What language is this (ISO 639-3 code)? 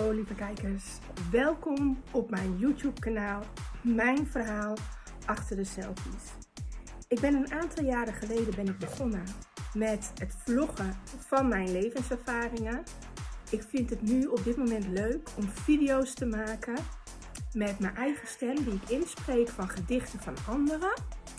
nld